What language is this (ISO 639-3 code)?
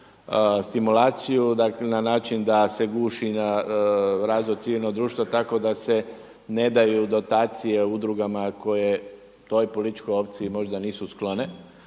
hrv